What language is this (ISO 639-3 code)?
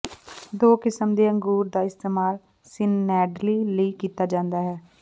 pan